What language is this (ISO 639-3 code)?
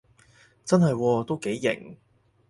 yue